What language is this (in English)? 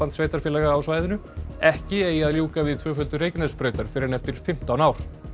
Icelandic